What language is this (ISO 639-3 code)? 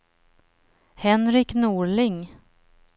swe